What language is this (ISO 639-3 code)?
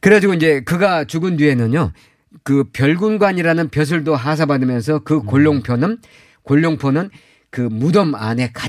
kor